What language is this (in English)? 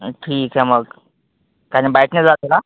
Marathi